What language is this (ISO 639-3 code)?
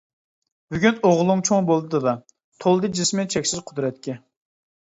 uig